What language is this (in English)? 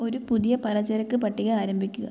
Malayalam